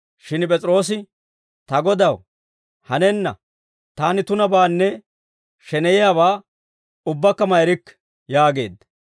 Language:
Dawro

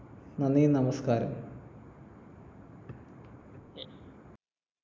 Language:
Malayalam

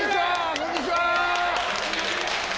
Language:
Japanese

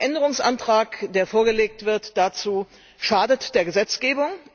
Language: German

